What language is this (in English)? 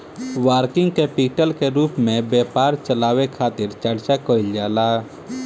Bhojpuri